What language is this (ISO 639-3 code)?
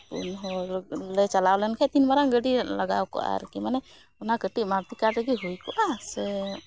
sat